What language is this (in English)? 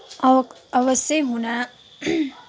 Nepali